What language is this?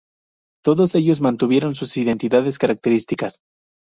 Spanish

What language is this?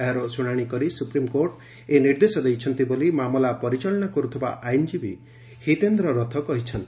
Odia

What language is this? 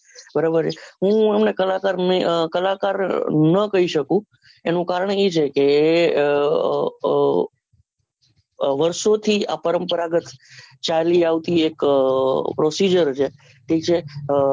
Gujarati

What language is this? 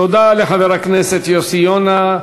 Hebrew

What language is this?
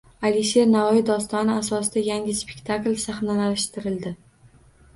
Uzbek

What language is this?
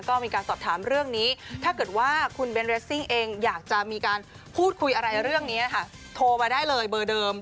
Thai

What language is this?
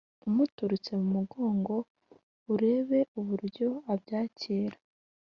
Kinyarwanda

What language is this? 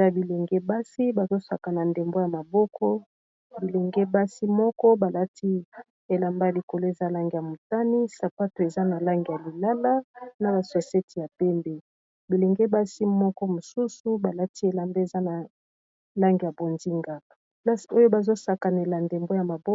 Lingala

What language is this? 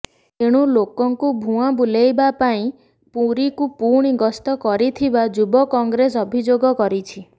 Odia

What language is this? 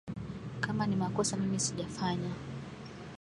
Swahili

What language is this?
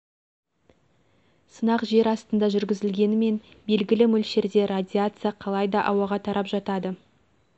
Kazakh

